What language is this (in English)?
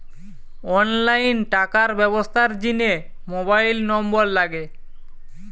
Bangla